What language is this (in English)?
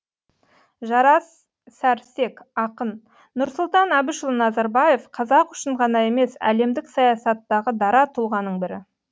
Kazakh